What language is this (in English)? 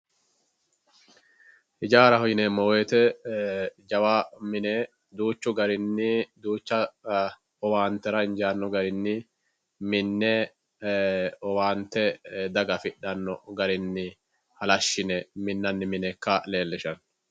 Sidamo